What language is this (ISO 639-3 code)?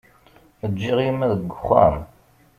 kab